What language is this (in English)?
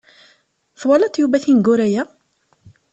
Kabyle